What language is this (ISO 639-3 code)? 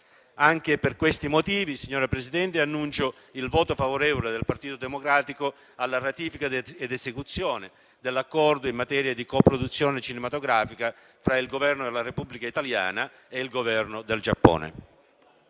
ita